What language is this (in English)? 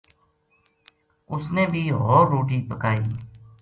Gujari